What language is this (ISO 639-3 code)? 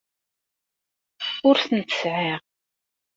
kab